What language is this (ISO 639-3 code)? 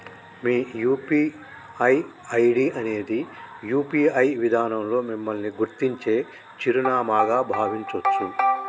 tel